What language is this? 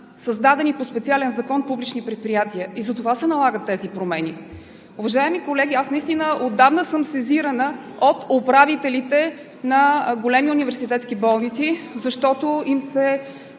Bulgarian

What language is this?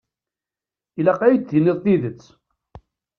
Kabyle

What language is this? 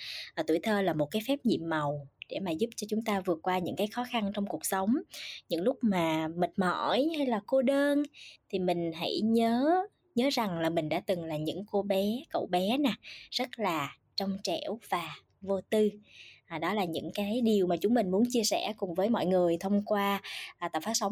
Vietnamese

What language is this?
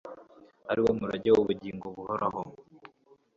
Kinyarwanda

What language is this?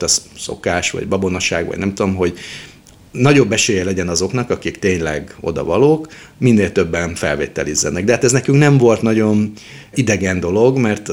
Hungarian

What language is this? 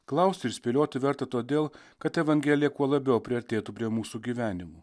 Lithuanian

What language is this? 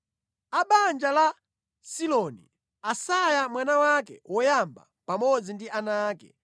Nyanja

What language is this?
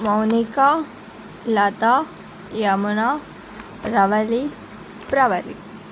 Telugu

